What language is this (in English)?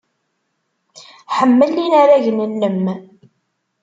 Kabyle